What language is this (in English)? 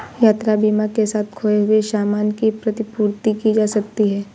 Hindi